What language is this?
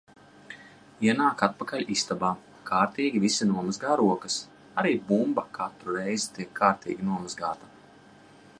Latvian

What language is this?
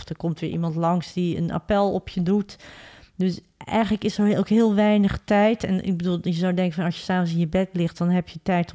Dutch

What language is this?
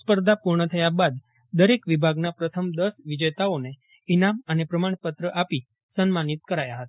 Gujarati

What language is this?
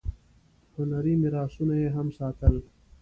Pashto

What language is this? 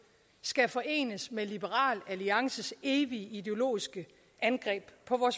Danish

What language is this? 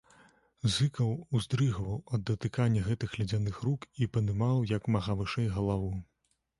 Belarusian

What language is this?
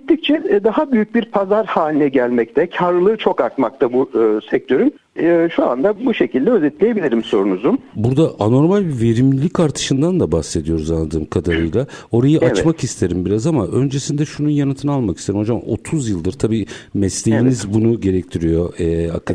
Turkish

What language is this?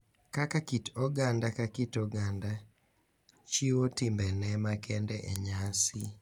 Luo (Kenya and Tanzania)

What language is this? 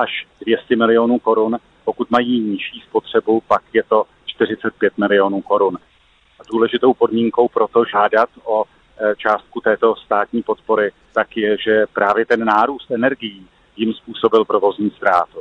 Czech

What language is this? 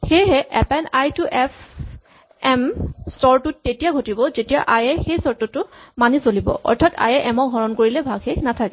Assamese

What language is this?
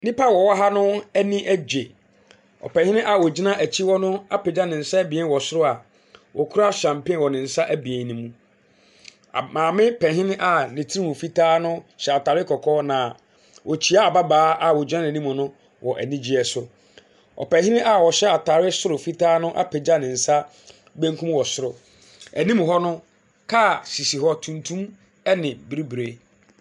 Akan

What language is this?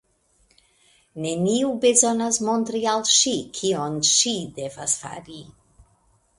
Esperanto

